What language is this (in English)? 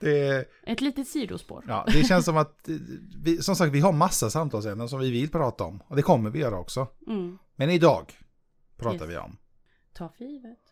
Swedish